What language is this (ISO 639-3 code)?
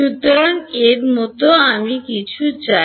ben